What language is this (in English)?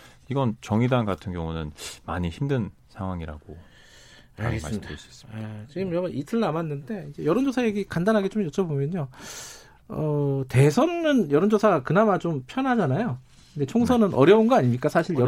Korean